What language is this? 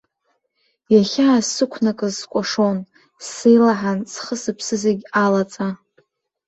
Abkhazian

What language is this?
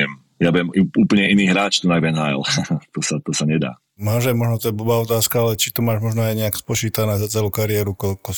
Slovak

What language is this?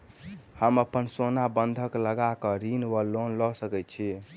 Maithili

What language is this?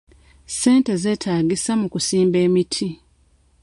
Ganda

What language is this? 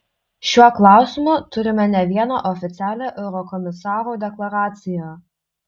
Lithuanian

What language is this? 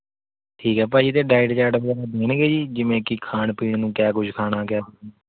Punjabi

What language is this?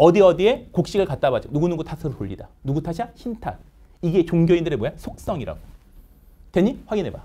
Korean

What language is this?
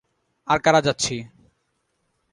Bangla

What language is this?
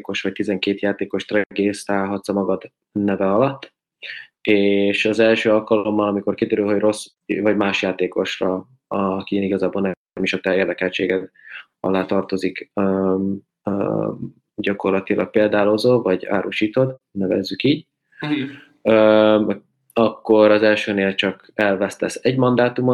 Hungarian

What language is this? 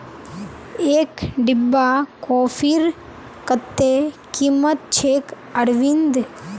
Magahi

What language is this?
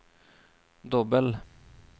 Norwegian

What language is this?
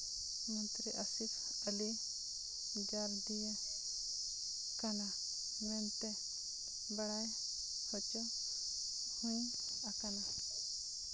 Santali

